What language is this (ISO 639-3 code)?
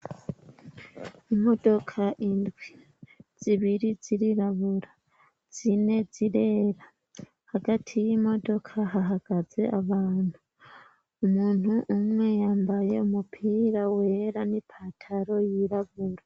run